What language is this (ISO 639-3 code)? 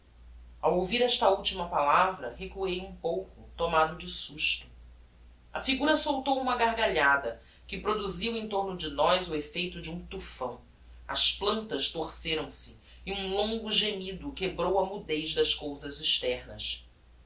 por